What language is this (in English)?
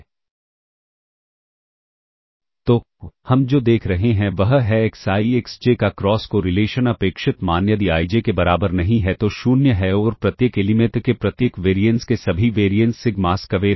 Hindi